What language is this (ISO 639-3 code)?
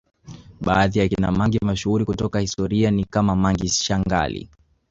swa